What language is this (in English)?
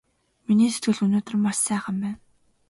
Mongolian